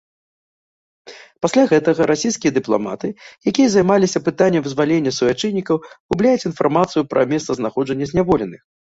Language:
Belarusian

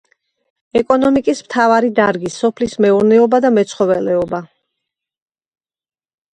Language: Georgian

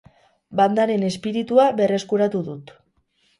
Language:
Basque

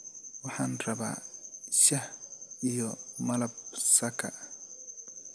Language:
Somali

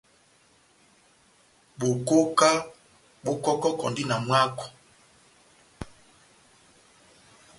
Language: Batanga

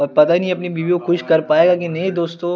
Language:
Hindi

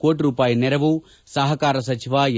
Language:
Kannada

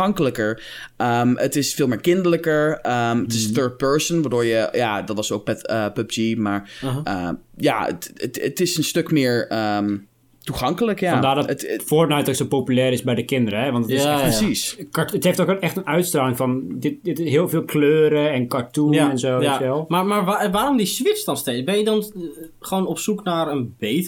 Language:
Dutch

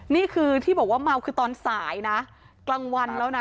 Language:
Thai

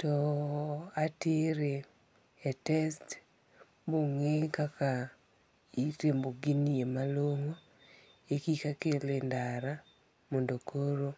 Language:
Luo (Kenya and Tanzania)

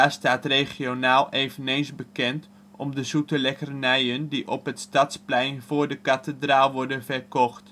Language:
Dutch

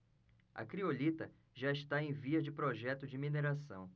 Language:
Portuguese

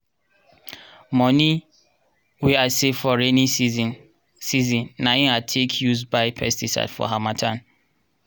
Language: Nigerian Pidgin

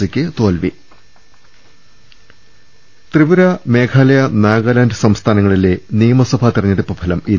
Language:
Malayalam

